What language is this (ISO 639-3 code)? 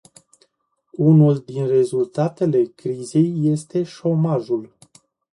ron